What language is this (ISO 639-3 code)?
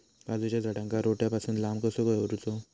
mar